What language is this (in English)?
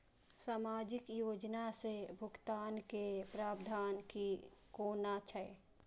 Maithili